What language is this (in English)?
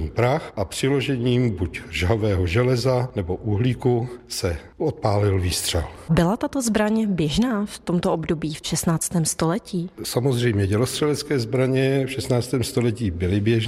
Czech